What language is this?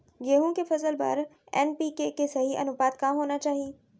Chhattisgarhi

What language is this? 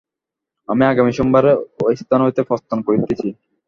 Bangla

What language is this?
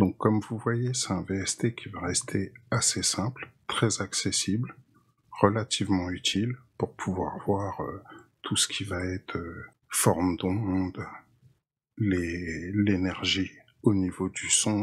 French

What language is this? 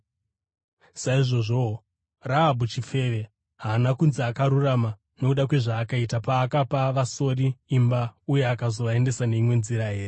Shona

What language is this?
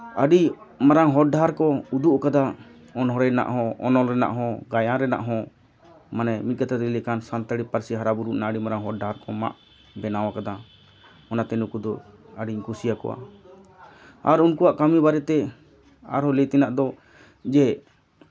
Santali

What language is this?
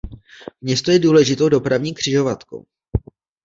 Czech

